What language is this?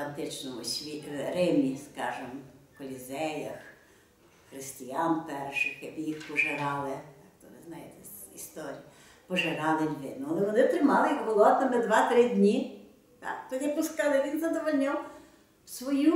Ukrainian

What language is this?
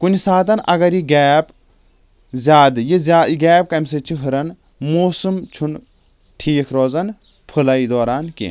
Kashmiri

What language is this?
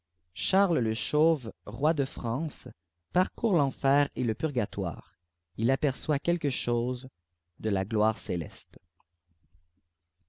French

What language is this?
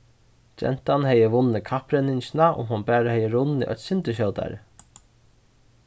Faroese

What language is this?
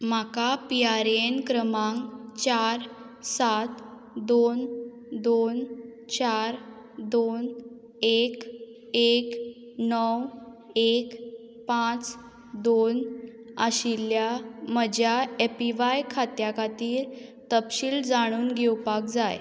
Konkani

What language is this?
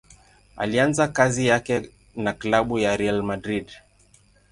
Swahili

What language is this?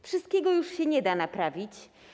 Polish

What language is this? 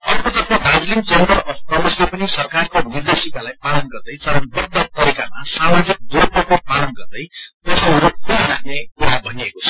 Nepali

